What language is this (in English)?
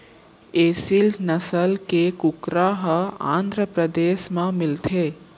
Chhattisgarhi